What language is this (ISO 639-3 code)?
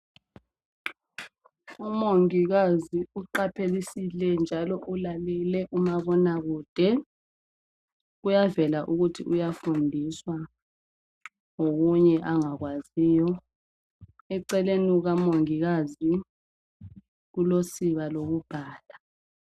nde